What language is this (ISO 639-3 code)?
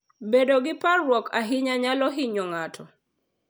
luo